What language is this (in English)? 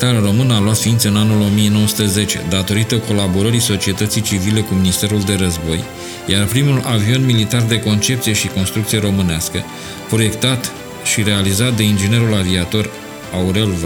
Romanian